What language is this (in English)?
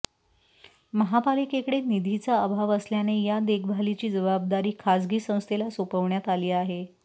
Marathi